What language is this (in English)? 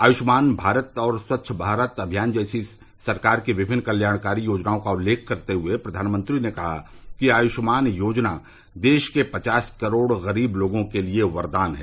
Hindi